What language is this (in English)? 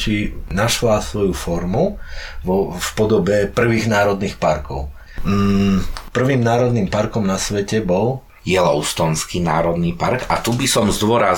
Slovak